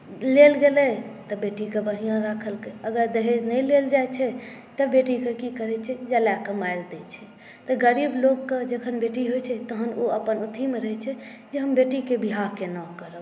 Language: Maithili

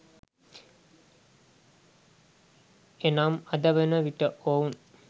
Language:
Sinhala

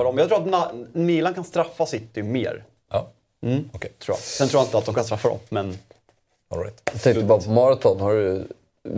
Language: Swedish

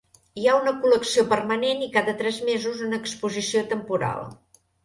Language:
Catalan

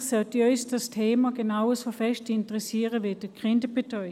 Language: Swiss German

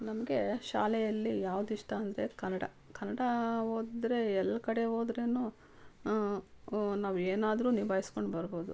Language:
Kannada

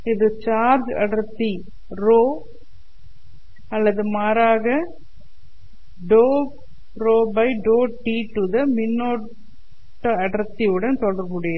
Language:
Tamil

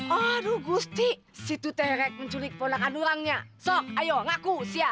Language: Indonesian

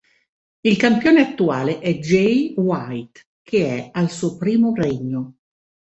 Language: Italian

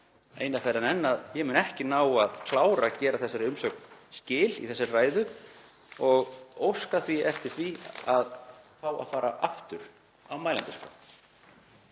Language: Icelandic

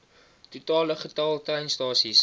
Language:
Afrikaans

